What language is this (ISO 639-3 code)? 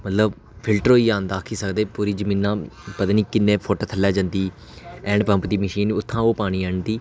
doi